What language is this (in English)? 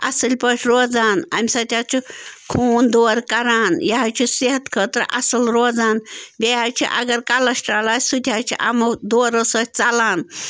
Kashmiri